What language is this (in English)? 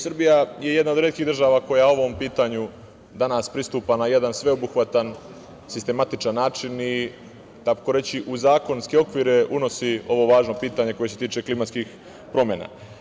Serbian